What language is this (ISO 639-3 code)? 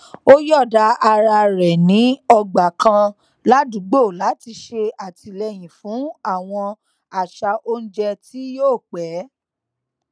yor